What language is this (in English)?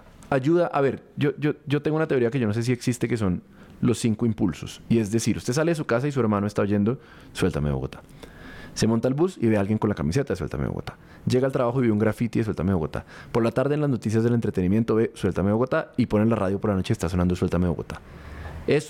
Spanish